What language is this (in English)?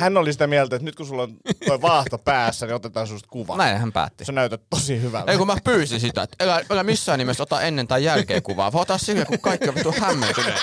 Finnish